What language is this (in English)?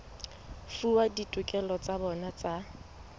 Southern Sotho